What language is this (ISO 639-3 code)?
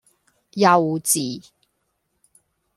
yue